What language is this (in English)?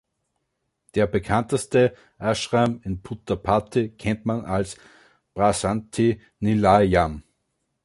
German